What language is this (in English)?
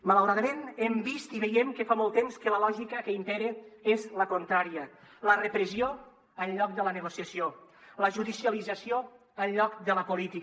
Catalan